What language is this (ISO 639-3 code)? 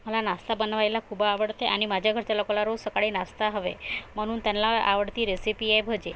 mar